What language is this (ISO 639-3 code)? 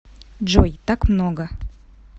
rus